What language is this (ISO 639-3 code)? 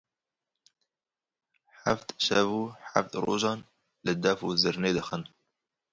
kur